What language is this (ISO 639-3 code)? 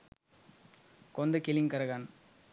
sin